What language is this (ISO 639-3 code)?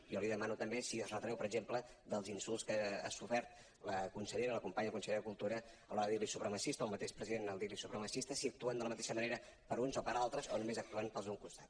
cat